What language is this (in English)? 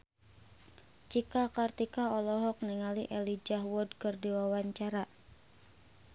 Sundanese